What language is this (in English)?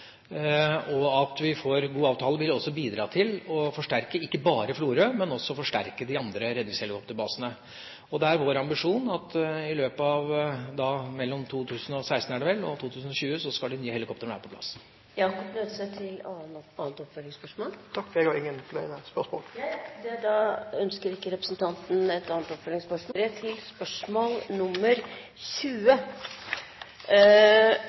Norwegian